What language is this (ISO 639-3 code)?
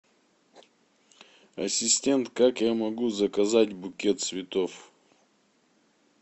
rus